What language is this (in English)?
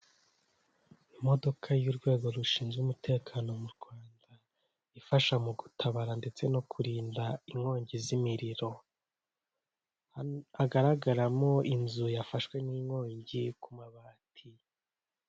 Kinyarwanda